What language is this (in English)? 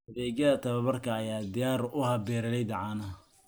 Somali